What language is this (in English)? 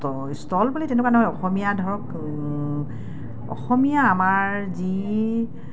Assamese